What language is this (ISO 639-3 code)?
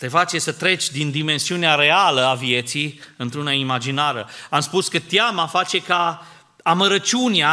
ron